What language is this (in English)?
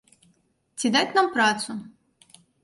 Belarusian